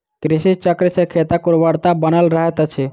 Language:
Maithili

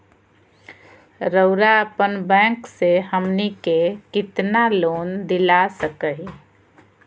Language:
Magahi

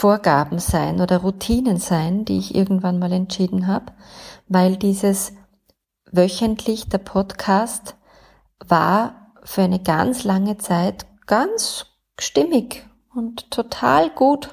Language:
German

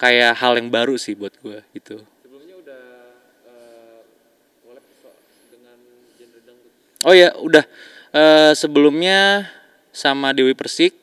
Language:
Indonesian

